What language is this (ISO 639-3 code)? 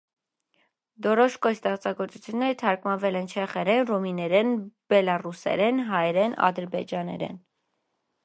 hye